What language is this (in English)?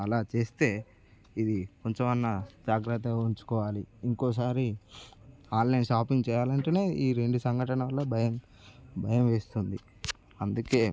Telugu